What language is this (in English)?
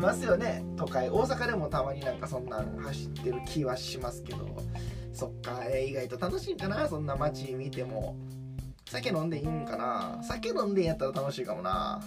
Japanese